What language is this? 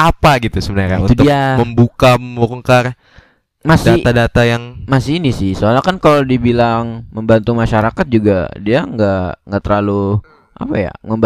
Indonesian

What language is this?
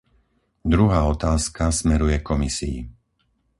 Slovak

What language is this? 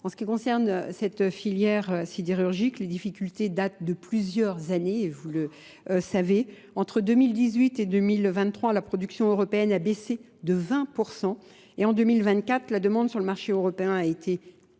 French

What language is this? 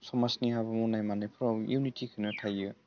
Bodo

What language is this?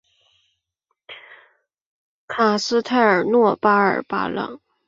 Chinese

